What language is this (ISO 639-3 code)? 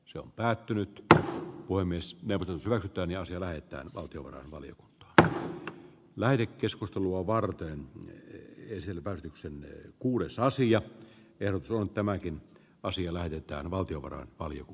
fin